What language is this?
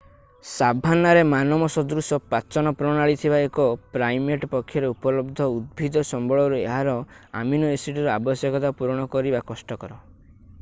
Odia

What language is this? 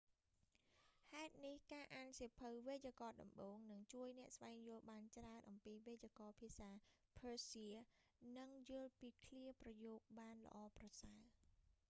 Khmer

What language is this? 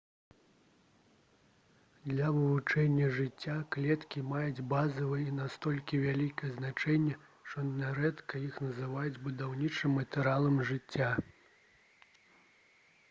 Belarusian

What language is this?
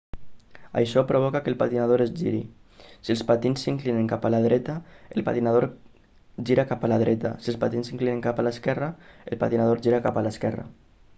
Catalan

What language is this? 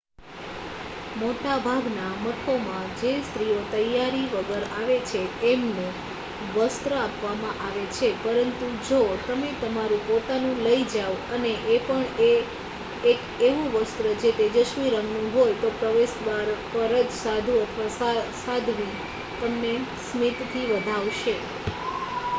Gujarati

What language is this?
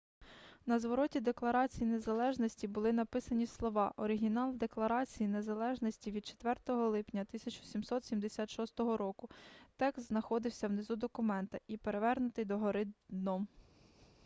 Ukrainian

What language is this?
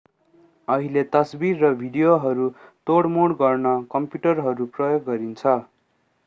Nepali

